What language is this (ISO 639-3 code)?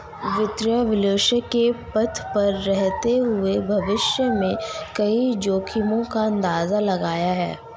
hin